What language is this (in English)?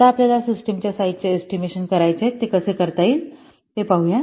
Marathi